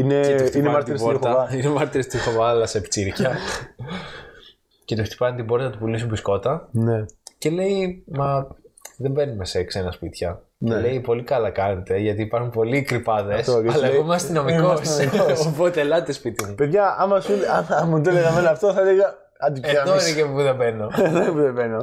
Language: Greek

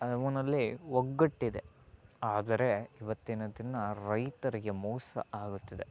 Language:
Kannada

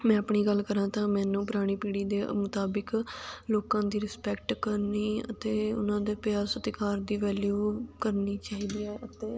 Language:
Punjabi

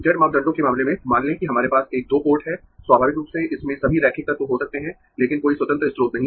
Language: Hindi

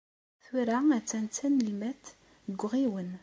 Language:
Kabyle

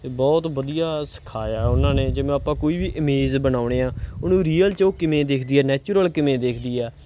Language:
Punjabi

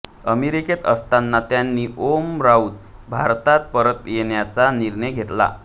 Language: Marathi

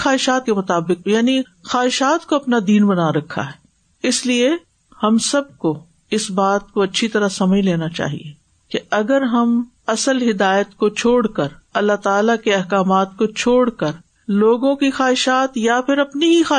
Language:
Urdu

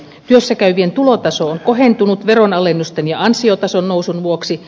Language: Finnish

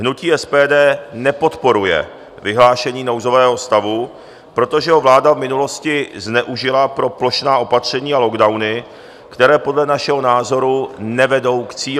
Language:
Czech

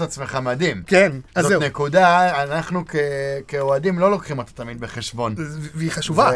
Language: Hebrew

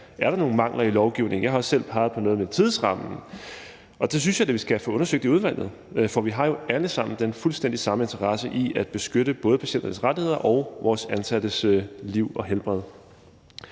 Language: Danish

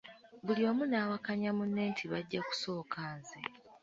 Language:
Ganda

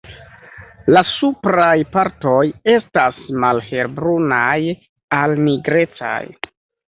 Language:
Esperanto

